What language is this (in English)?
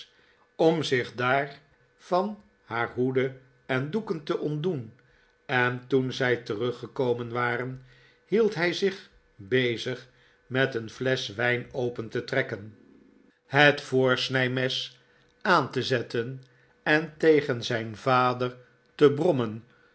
Dutch